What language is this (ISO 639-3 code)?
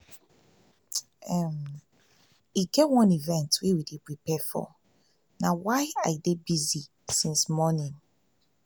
pcm